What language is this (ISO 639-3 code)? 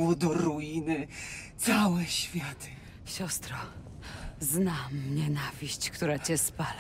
pol